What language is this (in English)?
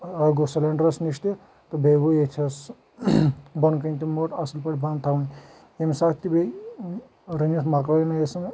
Kashmiri